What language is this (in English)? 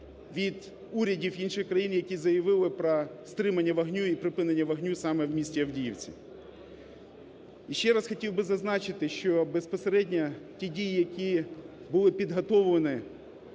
Ukrainian